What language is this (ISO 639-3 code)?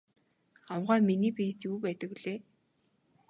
mon